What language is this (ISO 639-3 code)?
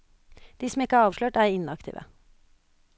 nor